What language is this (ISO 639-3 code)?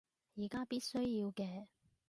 yue